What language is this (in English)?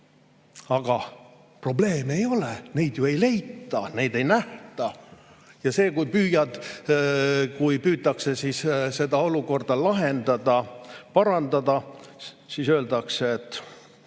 Estonian